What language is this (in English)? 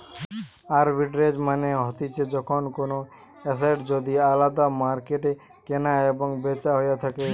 Bangla